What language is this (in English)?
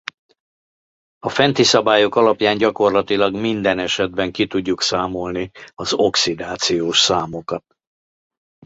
Hungarian